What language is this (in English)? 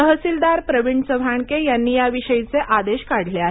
Marathi